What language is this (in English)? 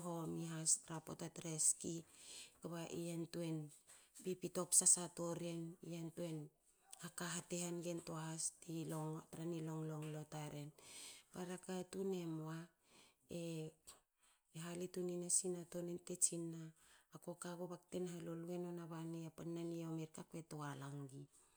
Hakö